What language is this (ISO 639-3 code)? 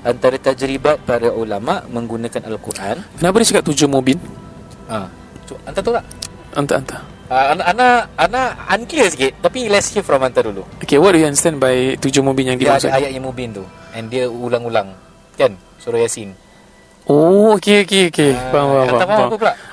msa